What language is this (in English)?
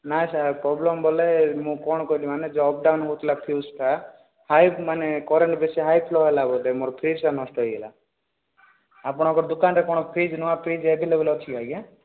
Odia